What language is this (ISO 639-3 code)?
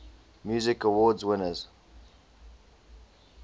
eng